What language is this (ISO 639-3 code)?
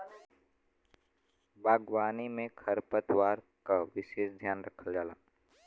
bho